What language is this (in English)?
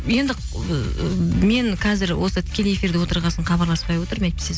Kazakh